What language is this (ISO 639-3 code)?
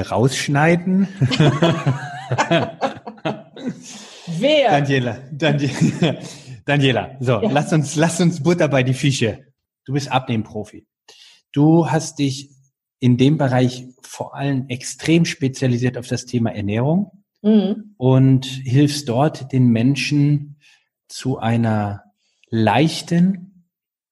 deu